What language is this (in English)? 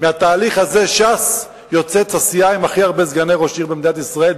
Hebrew